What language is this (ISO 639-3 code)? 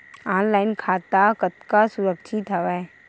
hne